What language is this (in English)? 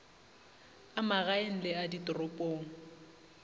Northern Sotho